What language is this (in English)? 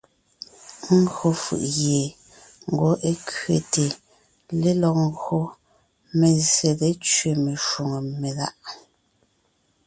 Ngiemboon